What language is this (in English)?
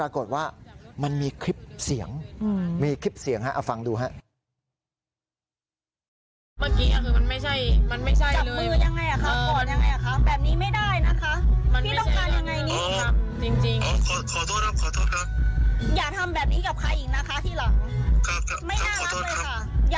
Thai